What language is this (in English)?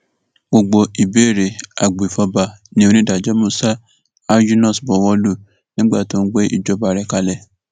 Yoruba